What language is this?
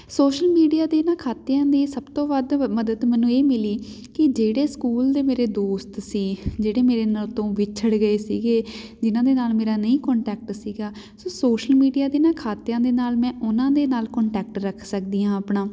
Punjabi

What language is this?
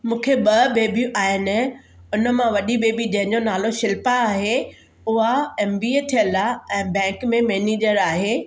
Sindhi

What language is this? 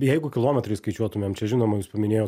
Lithuanian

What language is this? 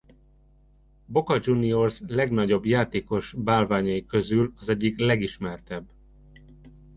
Hungarian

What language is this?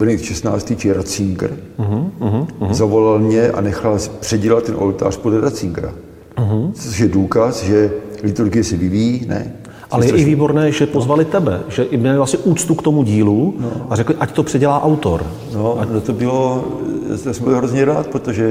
Czech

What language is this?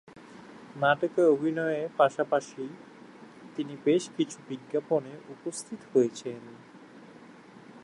Bangla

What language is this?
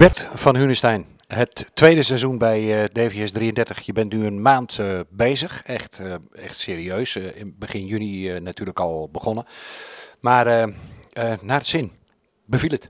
Dutch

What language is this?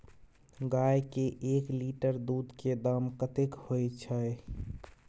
Maithili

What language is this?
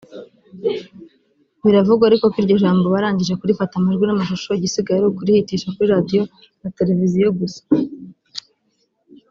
Kinyarwanda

